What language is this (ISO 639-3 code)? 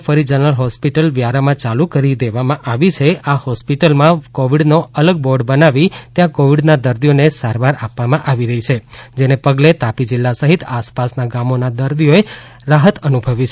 guj